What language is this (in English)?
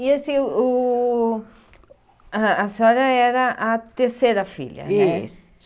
Portuguese